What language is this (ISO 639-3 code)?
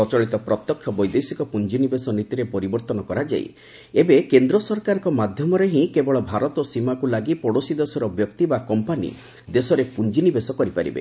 ori